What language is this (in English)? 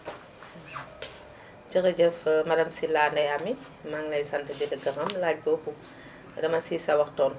Wolof